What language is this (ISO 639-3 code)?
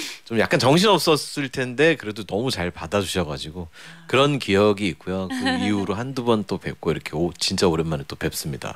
kor